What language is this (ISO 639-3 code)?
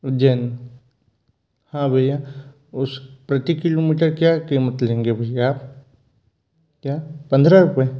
hin